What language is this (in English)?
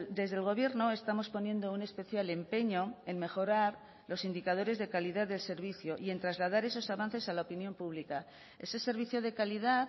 Spanish